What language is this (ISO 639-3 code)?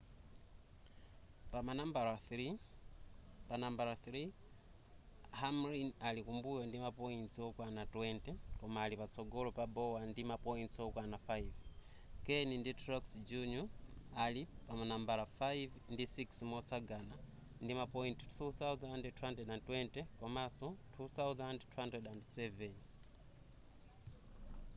nya